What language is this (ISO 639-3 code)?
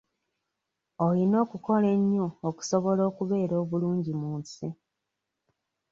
lug